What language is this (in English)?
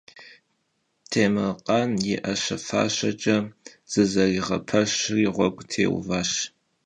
Kabardian